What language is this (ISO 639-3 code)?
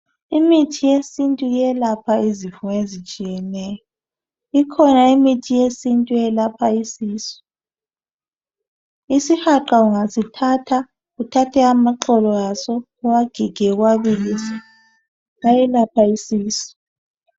nde